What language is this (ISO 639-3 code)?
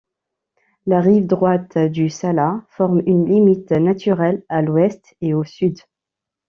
fra